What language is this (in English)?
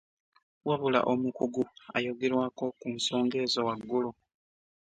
Ganda